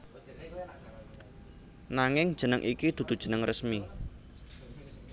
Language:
Javanese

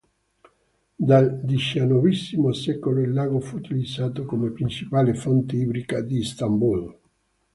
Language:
Italian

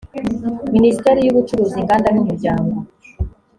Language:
Kinyarwanda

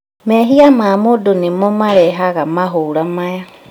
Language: Kikuyu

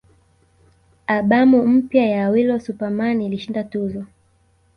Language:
Swahili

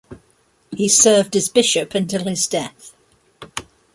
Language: English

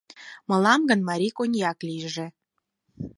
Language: Mari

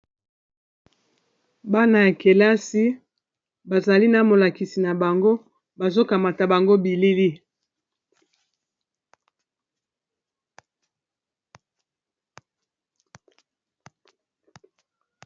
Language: Lingala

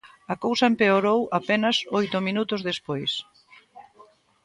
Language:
Galician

